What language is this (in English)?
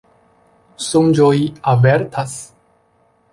Esperanto